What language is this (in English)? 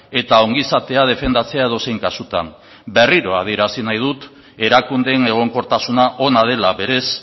Basque